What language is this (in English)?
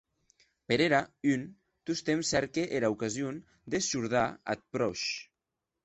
Occitan